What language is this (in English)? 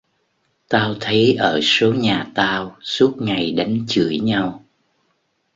Vietnamese